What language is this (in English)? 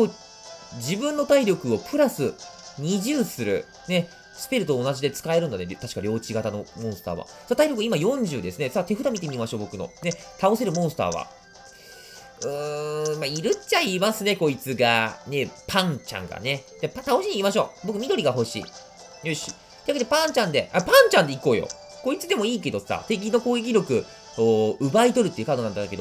Japanese